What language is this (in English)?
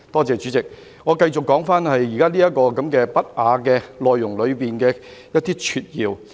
Cantonese